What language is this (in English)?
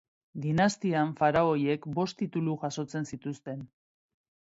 Basque